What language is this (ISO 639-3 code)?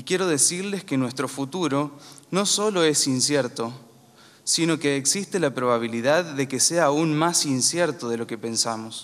spa